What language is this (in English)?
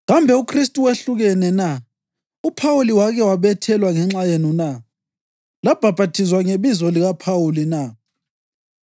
North Ndebele